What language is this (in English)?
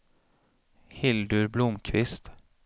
Swedish